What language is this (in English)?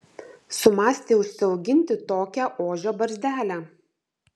Lithuanian